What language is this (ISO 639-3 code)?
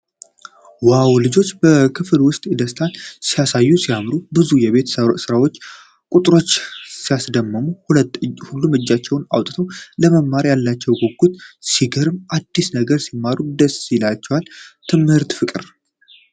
amh